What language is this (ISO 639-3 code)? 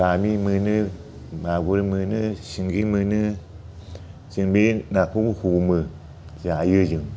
brx